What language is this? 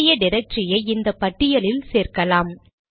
Tamil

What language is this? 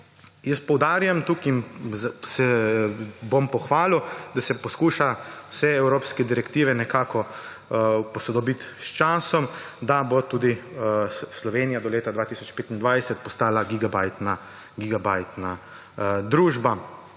Slovenian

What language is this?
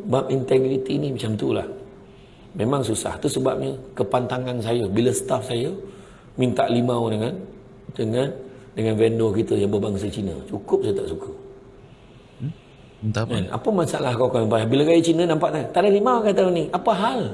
Malay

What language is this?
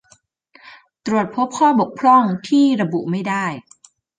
Thai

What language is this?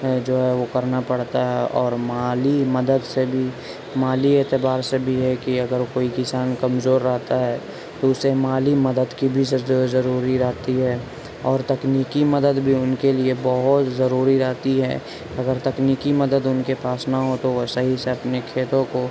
Urdu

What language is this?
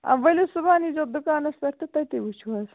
Kashmiri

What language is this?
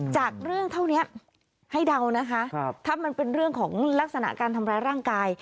Thai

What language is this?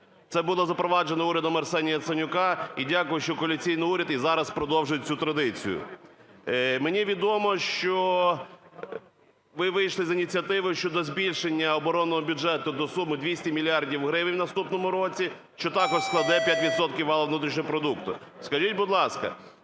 Ukrainian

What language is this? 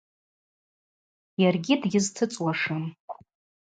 Abaza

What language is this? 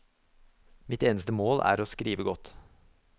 Norwegian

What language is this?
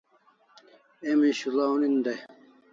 Kalasha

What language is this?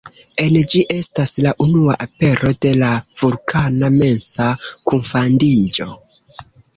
Esperanto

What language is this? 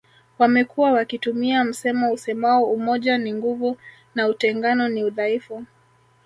Swahili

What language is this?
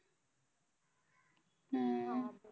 Marathi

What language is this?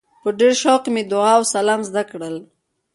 Pashto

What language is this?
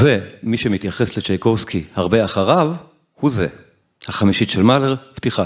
Hebrew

